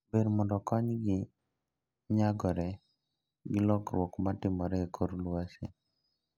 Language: Luo (Kenya and Tanzania)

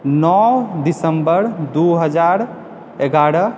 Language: Maithili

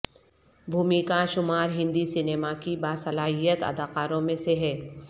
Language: Urdu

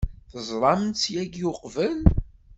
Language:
Kabyle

